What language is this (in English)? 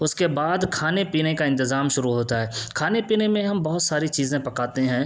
Urdu